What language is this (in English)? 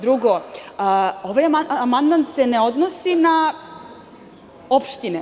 Serbian